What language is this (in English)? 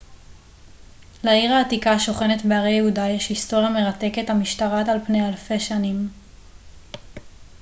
Hebrew